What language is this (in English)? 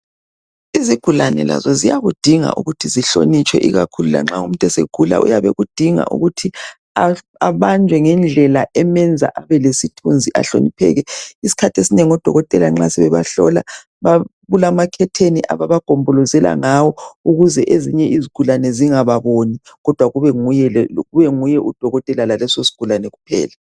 North Ndebele